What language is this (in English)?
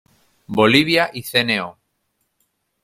Spanish